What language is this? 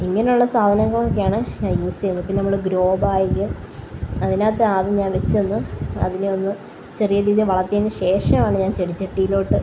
Malayalam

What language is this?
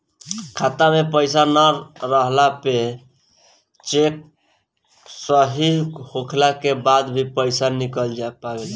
Bhojpuri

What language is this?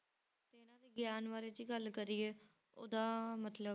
Punjabi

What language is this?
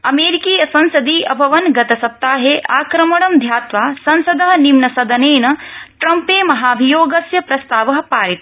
Sanskrit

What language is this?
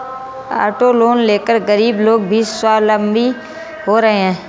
Hindi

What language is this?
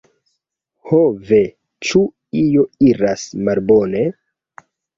Esperanto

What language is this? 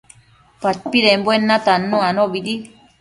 Matsés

